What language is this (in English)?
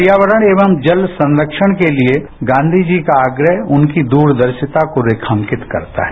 Hindi